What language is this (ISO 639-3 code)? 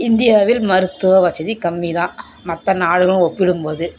tam